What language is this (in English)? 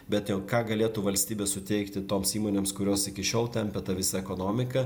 Lithuanian